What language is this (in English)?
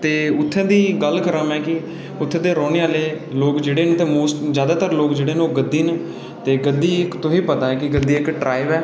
Dogri